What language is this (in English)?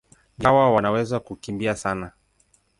Swahili